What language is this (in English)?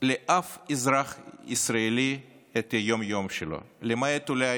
Hebrew